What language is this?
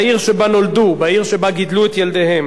Hebrew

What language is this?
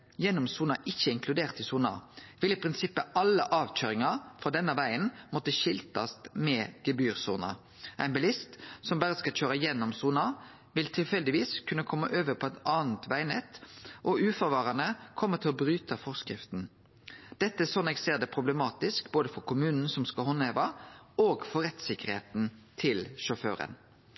Norwegian Nynorsk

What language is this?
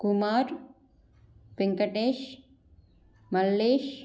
Telugu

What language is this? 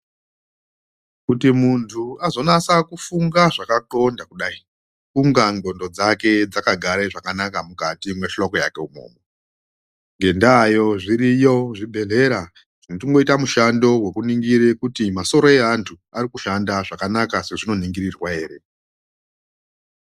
Ndau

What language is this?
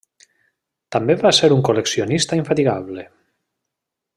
Catalan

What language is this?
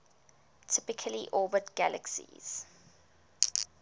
English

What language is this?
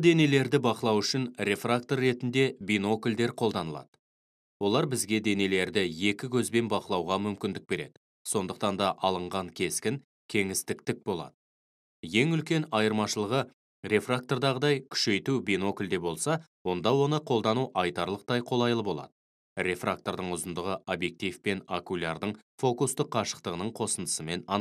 Turkish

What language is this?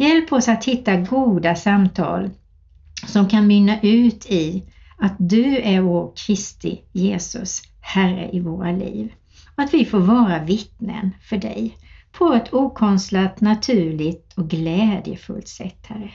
Swedish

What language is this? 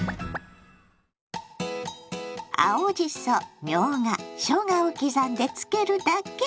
Japanese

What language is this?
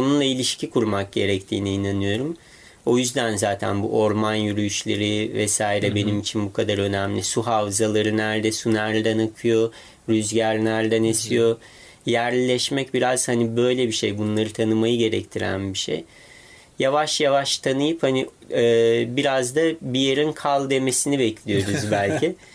Turkish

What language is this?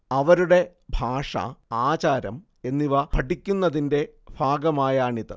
Malayalam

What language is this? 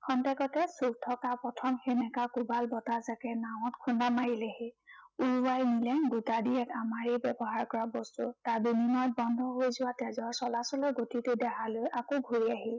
Assamese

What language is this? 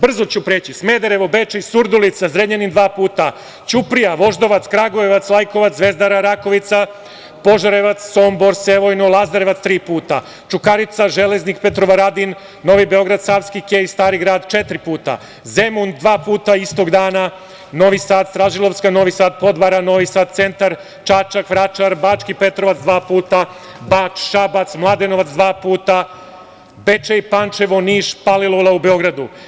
Serbian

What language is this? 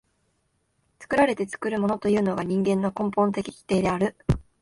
Japanese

